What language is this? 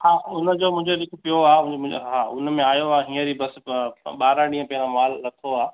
Sindhi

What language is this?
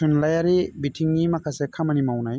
Bodo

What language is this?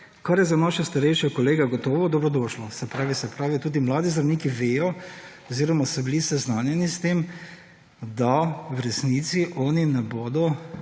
Slovenian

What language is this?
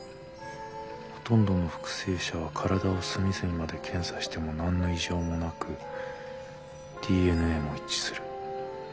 Japanese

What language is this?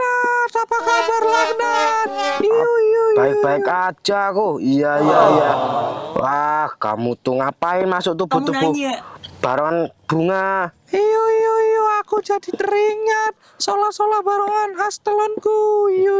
Indonesian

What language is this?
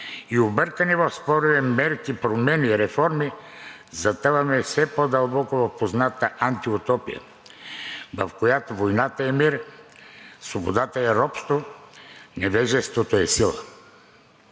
Bulgarian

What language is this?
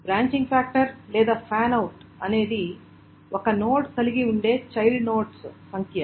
Telugu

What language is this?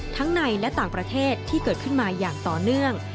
Thai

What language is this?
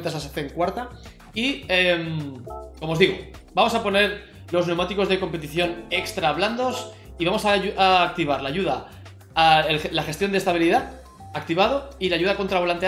Spanish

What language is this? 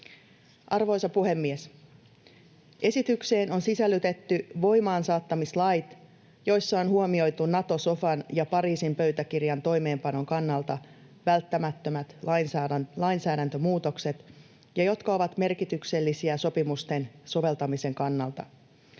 Finnish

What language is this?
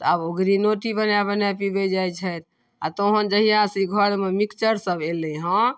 Maithili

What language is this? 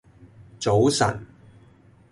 Cantonese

